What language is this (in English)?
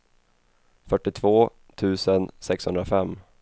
Swedish